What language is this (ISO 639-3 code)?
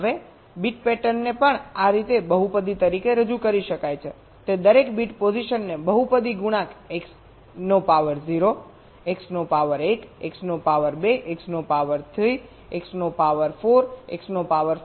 guj